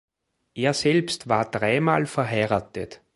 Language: German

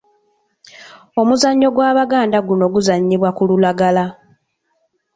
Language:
Ganda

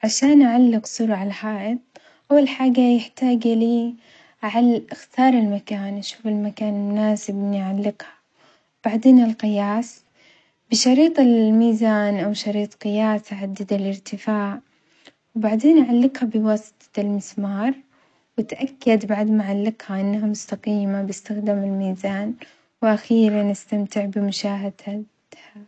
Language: Omani Arabic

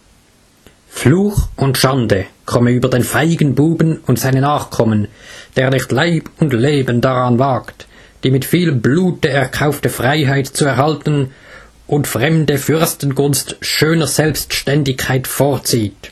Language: German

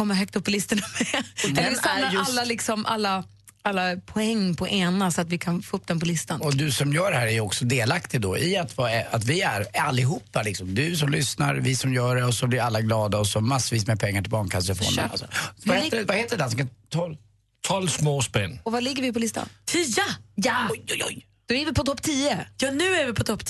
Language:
Swedish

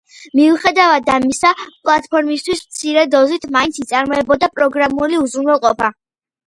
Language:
Georgian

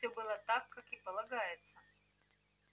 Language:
Russian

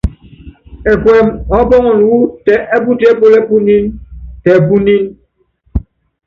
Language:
Yangben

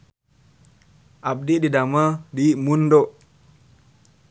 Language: Sundanese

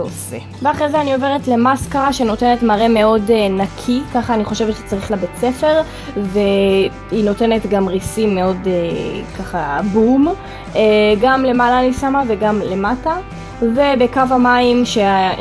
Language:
Hebrew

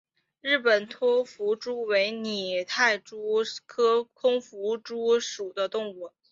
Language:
Chinese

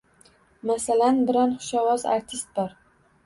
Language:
Uzbek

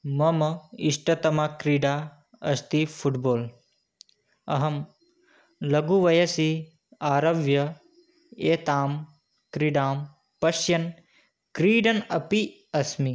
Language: Sanskrit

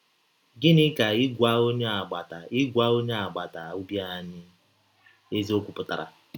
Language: Igbo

